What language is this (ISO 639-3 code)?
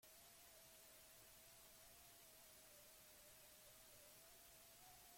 eus